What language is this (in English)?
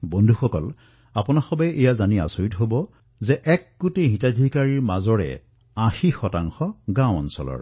Assamese